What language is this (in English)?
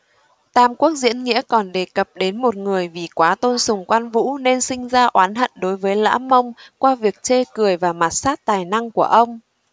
Vietnamese